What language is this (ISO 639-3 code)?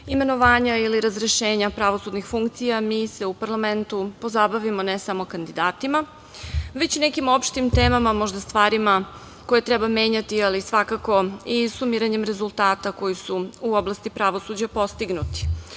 srp